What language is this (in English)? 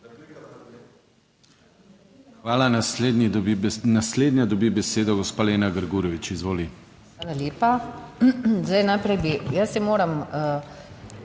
Slovenian